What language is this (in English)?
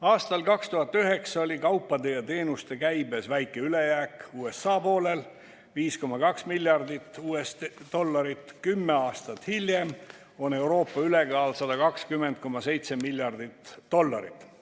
Estonian